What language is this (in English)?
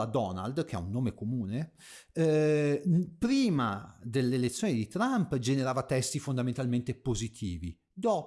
Italian